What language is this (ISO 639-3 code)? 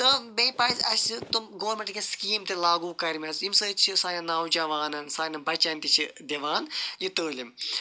kas